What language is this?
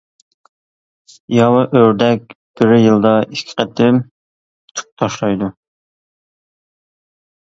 Uyghur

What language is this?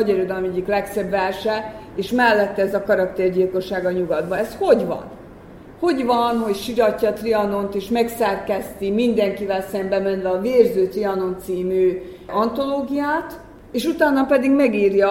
Hungarian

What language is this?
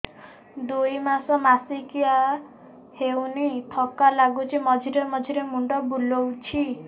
Odia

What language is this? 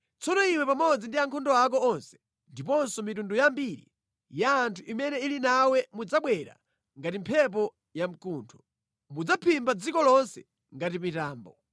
Nyanja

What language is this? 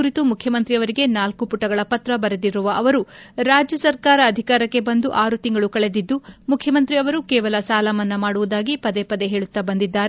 Kannada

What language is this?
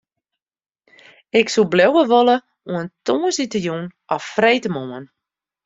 Western Frisian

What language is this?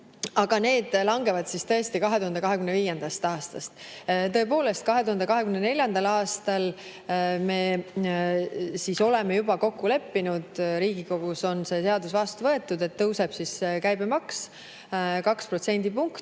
Estonian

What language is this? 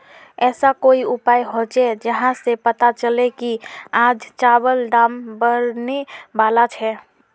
Magahi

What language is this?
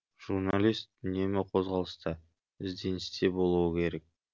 Kazakh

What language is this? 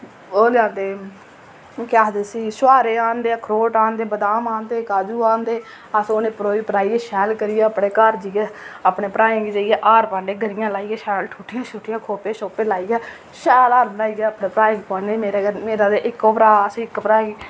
Dogri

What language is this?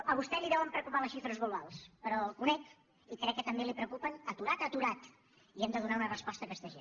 Catalan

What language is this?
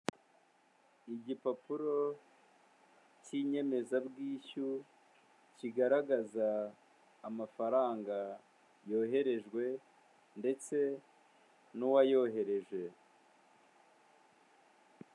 Kinyarwanda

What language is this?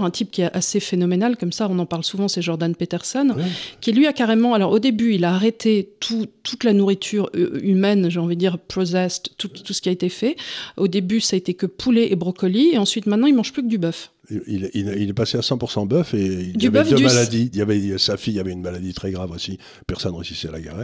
French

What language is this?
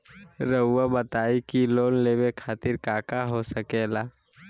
Magahi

